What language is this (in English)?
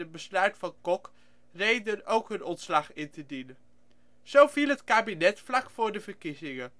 Dutch